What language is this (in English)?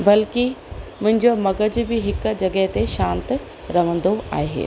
Sindhi